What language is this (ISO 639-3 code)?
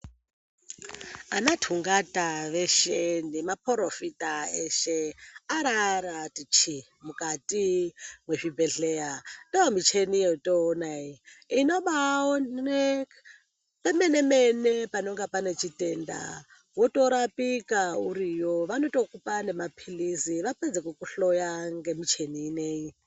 ndc